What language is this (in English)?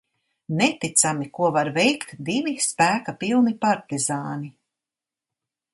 Latvian